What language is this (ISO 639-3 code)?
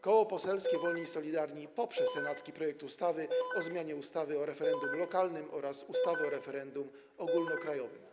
pol